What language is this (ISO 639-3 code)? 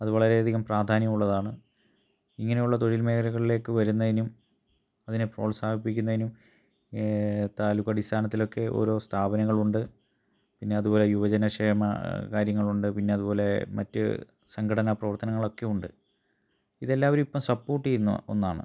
mal